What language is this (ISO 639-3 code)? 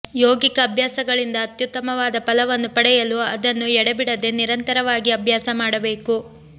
kan